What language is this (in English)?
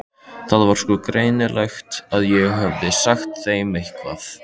Icelandic